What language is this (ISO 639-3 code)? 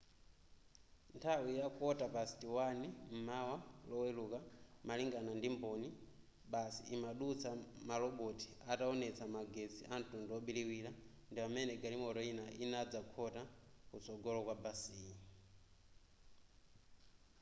nya